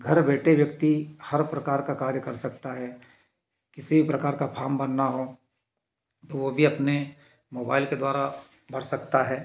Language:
Hindi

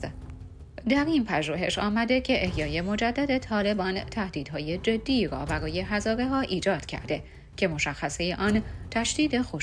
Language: Persian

